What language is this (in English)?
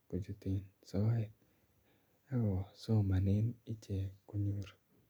Kalenjin